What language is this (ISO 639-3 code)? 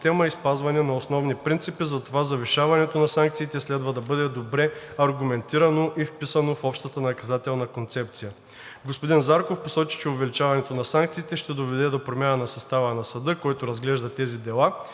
bul